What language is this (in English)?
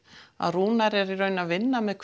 Icelandic